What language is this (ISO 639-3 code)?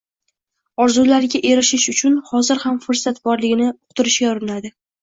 uzb